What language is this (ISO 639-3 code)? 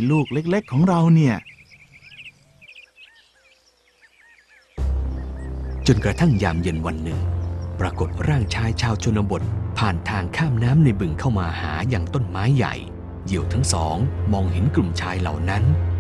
tha